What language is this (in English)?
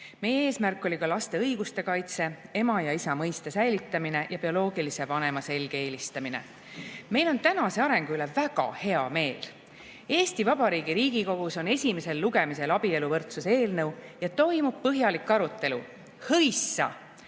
Estonian